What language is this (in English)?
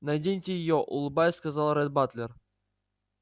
Russian